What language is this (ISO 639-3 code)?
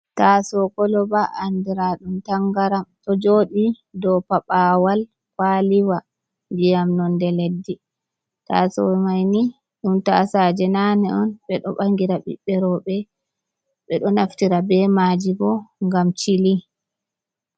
ful